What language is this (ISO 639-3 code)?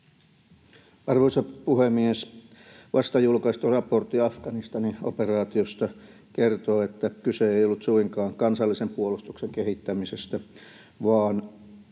fin